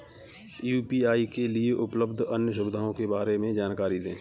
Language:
Hindi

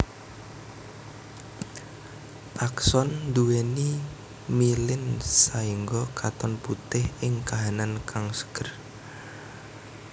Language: Javanese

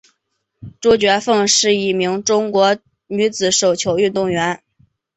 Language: Chinese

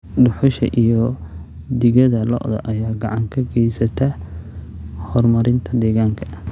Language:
Somali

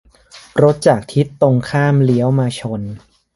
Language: Thai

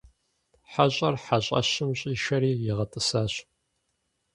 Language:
Kabardian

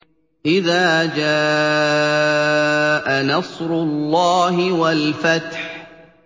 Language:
Arabic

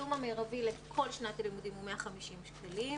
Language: Hebrew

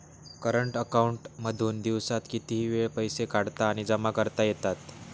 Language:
Marathi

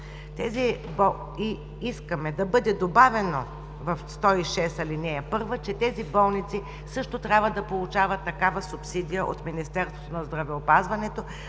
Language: Bulgarian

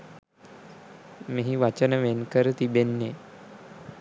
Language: Sinhala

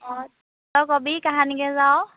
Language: Assamese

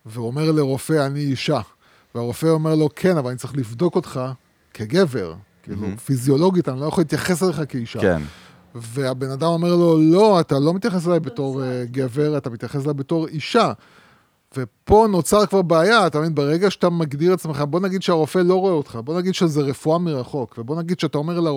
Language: Hebrew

